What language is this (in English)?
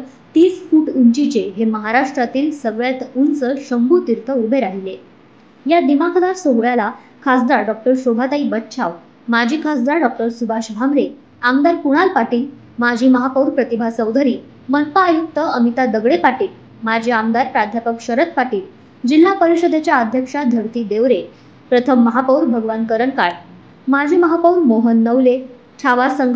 Marathi